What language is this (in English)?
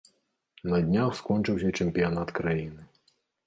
Belarusian